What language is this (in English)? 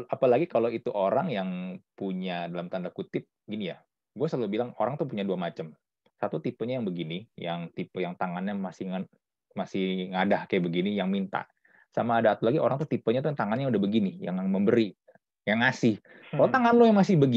Indonesian